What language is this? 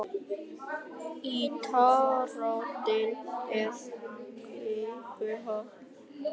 Icelandic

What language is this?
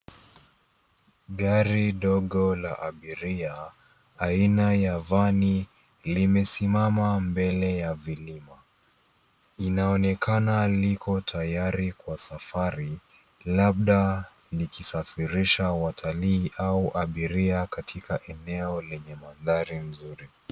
Swahili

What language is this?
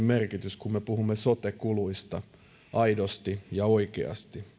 Finnish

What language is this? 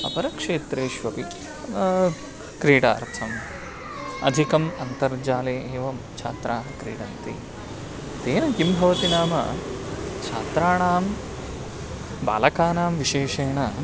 Sanskrit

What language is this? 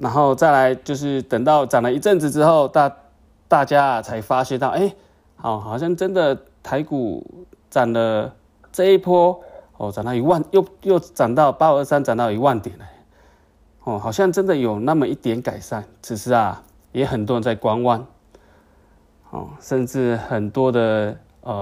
Chinese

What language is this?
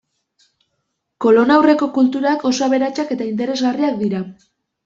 Basque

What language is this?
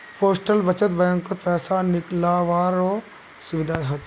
Magahi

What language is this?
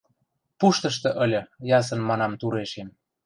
Western Mari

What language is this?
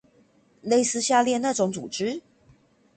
Chinese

